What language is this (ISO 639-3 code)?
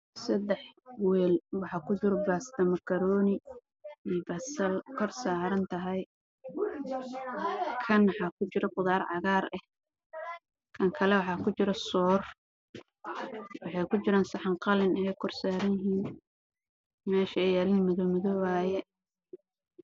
som